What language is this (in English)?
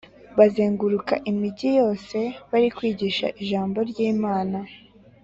Kinyarwanda